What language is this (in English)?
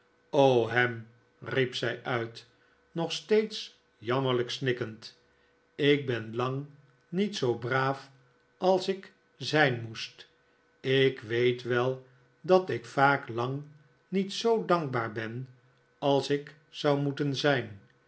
Dutch